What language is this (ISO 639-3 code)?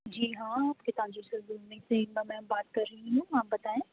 urd